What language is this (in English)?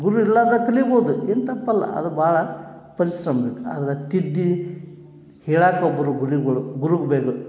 Kannada